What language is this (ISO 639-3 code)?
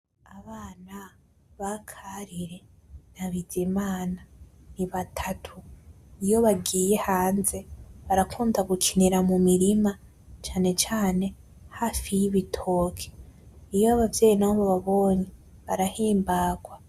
run